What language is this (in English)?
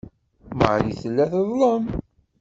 Kabyle